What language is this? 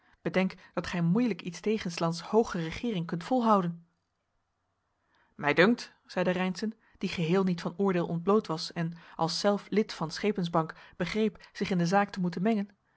Dutch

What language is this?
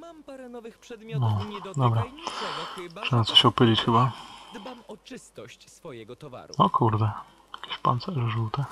Polish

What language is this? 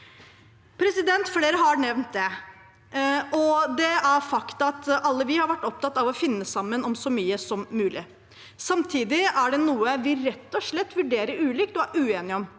Norwegian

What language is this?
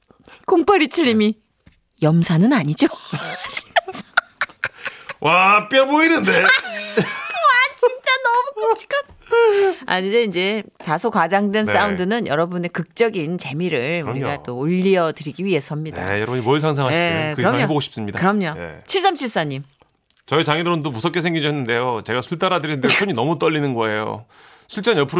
Korean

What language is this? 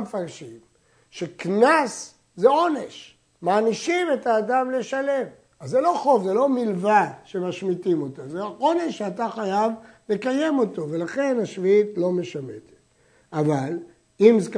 Hebrew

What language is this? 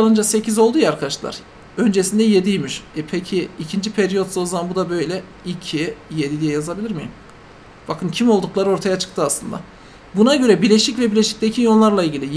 Turkish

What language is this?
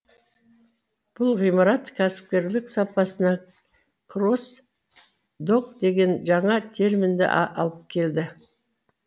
Kazakh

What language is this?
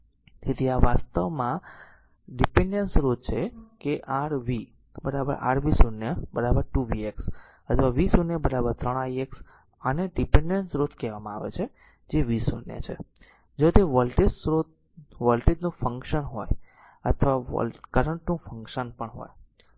Gujarati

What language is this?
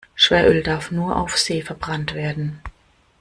German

